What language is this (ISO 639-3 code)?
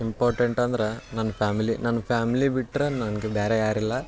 kan